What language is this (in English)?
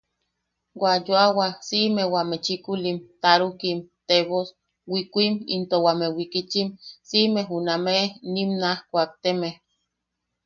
Yaqui